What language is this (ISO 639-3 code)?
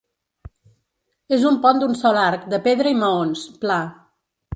cat